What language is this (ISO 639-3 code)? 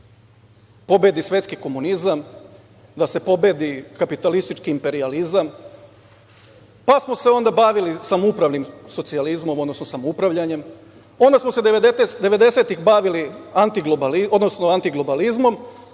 srp